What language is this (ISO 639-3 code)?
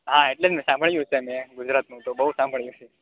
guj